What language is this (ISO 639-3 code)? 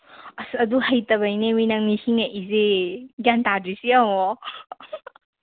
mni